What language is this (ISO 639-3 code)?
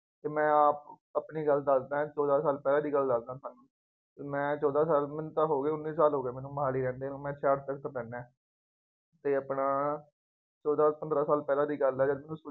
pan